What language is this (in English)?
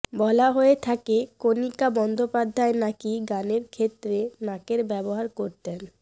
Bangla